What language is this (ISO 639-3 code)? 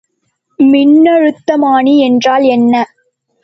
tam